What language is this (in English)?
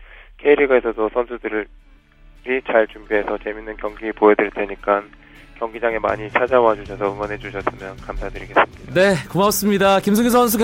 Korean